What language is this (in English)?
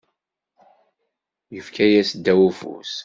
Kabyle